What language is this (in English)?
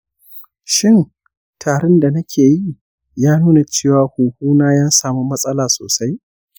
Hausa